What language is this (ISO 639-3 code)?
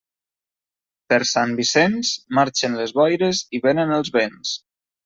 cat